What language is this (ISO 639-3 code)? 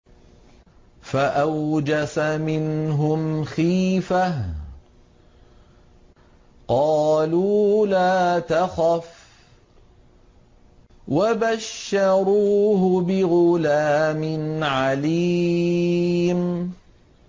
ara